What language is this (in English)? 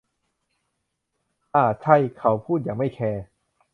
Thai